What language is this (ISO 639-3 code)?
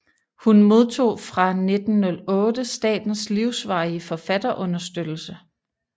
dan